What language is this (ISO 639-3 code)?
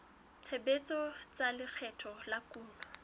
sot